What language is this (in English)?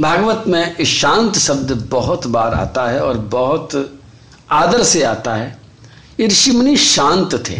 Hindi